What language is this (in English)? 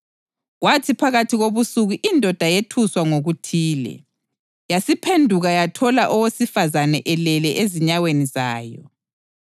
North Ndebele